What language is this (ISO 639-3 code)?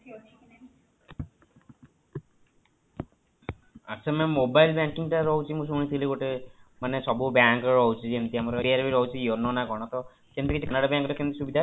ori